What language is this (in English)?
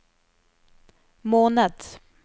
Norwegian